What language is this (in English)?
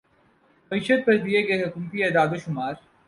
Urdu